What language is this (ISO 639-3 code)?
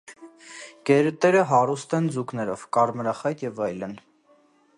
hye